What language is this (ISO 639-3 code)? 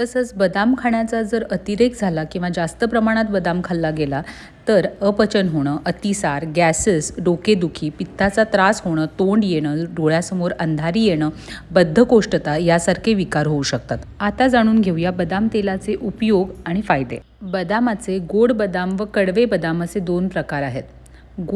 mar